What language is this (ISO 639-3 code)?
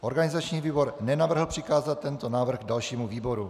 ces